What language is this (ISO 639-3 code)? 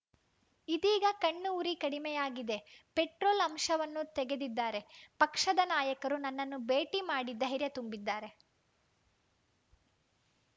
kan